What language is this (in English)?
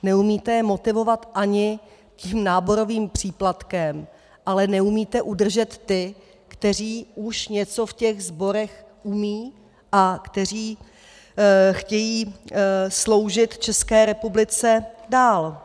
Czech